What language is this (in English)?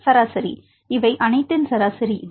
Tamil